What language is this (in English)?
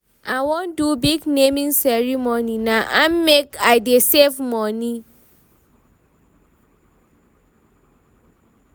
Nigerian Pidgin